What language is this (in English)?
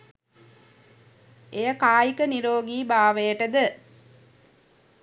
Sinhala